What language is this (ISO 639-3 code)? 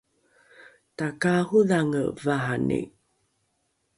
dru